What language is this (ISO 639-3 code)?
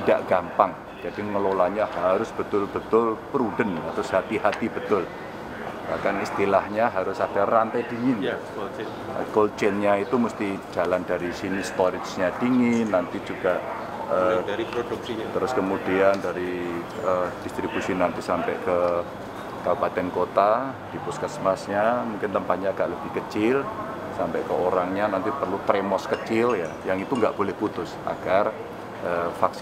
ind